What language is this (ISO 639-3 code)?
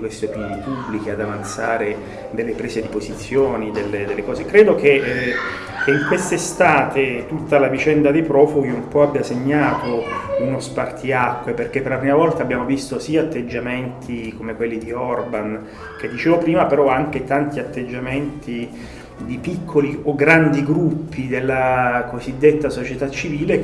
ita